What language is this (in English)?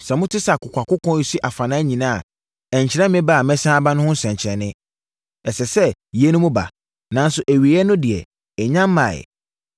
Akan